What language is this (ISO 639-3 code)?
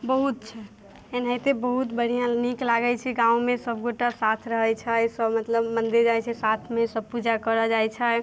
mai